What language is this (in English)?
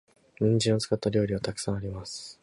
Japanese